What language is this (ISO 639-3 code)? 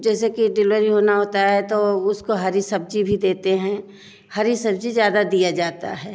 hin